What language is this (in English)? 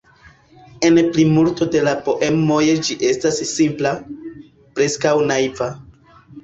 Esperanto